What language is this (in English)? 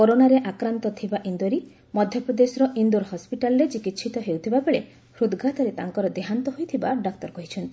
Odia